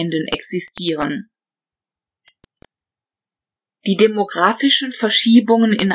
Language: German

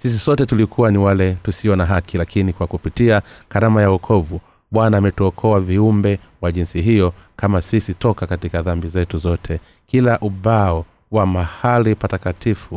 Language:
Swahili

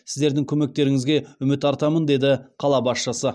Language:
Kazakh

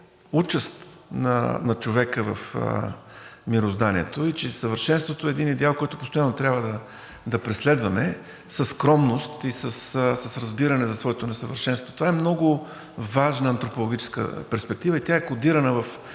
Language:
Bulgarian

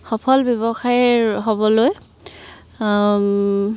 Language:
Assamese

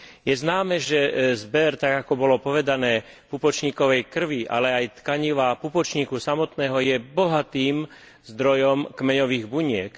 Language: Slovak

